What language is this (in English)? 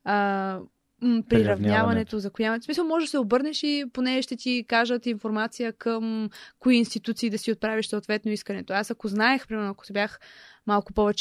Bulgarian